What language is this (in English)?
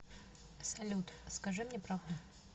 Russian